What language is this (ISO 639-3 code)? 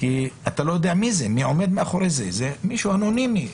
heb